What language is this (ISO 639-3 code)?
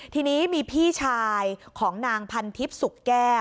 tha